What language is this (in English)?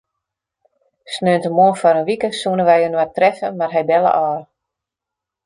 Western Frisian